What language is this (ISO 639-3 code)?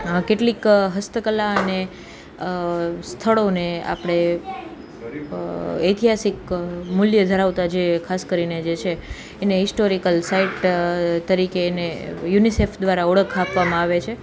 guj